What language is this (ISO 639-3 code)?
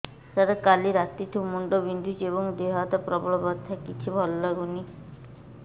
ori